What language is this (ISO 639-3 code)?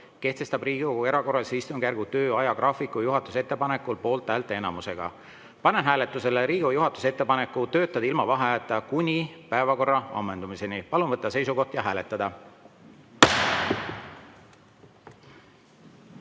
est